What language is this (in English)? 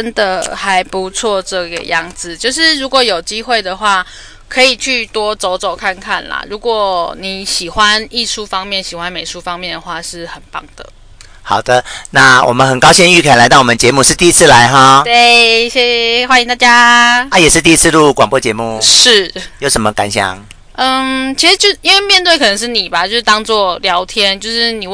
Chinese